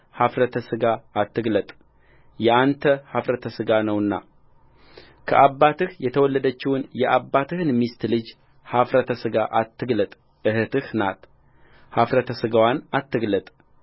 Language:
Amharic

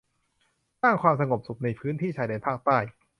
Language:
Thai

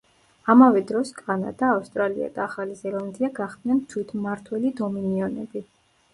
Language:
Georgian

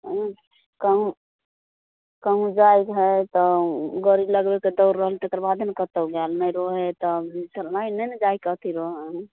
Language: Maithili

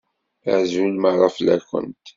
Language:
Kabyle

